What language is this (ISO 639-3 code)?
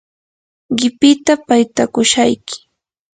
qur